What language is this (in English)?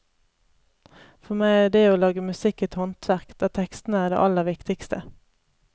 Norwegian